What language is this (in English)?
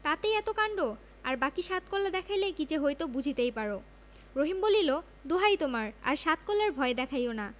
Bangla